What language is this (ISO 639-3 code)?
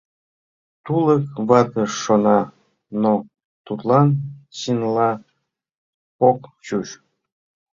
chm